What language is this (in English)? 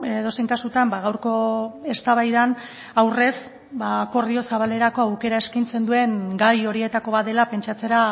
Basque